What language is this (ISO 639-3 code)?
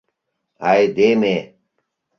chm